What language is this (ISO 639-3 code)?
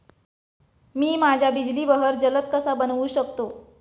mar